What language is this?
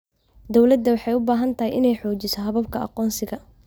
Somali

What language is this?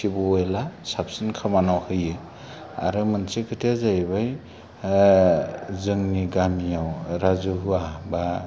Bodo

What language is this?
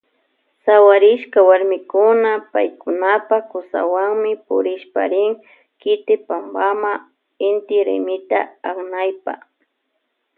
Loja Highland Quichua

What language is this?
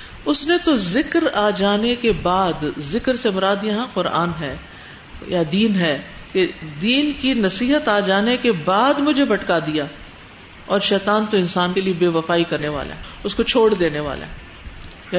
Urdu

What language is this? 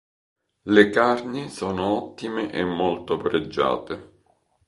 Italian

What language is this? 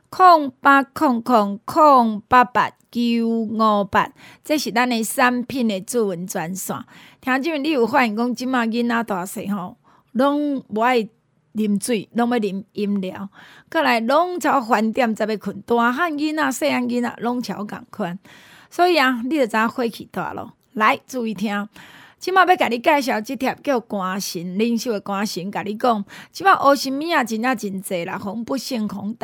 Chinese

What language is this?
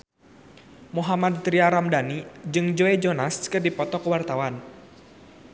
Sundanese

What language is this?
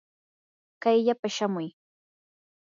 Yanahuanca Pasco Quechua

